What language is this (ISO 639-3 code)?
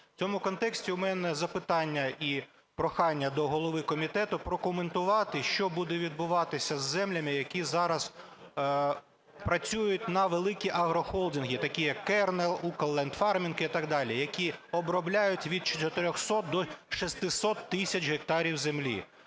ukr